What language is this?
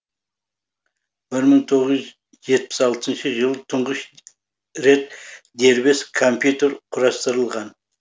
Kazakh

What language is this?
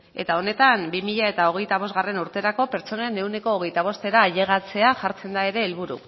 Basque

